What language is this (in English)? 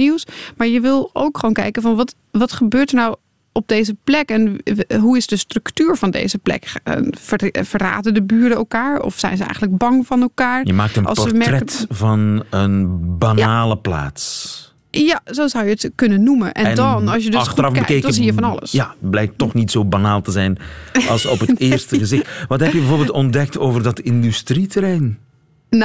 Dutch